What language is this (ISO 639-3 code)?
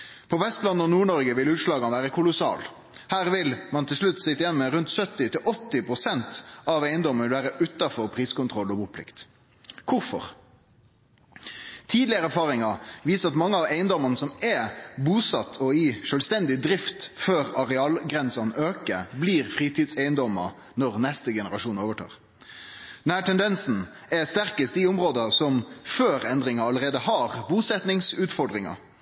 nno